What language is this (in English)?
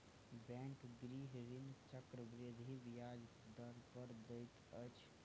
Maithili